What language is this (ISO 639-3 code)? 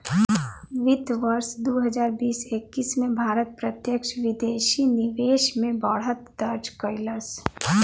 bho